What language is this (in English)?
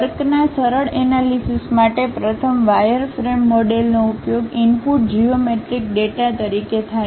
Gujarati